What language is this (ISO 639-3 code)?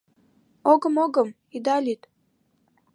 chm